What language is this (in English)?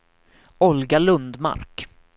Swedish